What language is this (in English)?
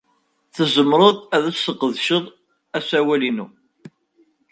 Kabyle